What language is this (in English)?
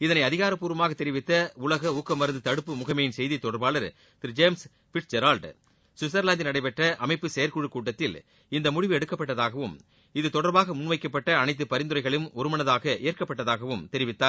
Tamil